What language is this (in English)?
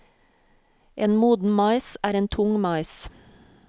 Norwegian